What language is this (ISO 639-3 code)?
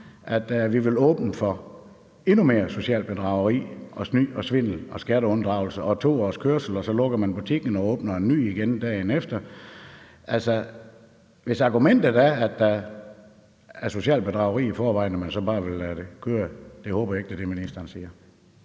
dan